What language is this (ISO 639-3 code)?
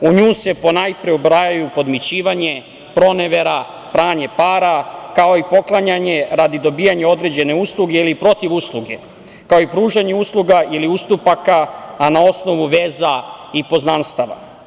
srp